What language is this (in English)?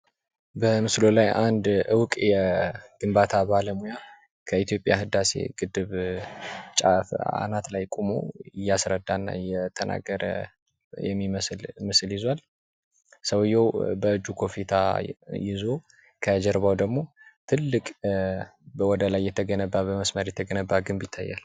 Amharic